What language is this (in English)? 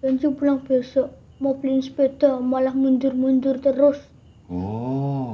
Indonesian